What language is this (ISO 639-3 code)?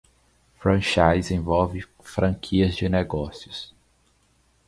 por